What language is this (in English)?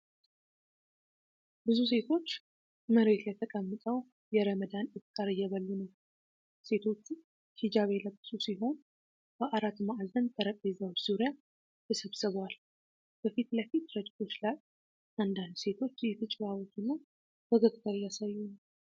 Amharic